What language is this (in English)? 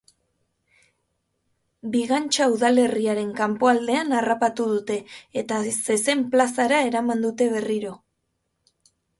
Basque